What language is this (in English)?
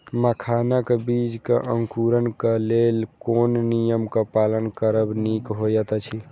Maithili